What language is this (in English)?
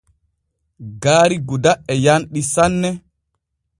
Borgu Fulfulde